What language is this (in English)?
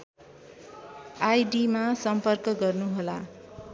Nepali